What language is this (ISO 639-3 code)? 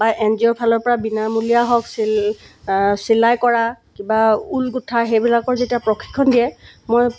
asm